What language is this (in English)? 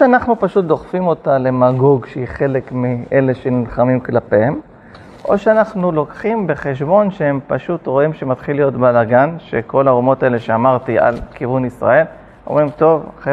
Hebrew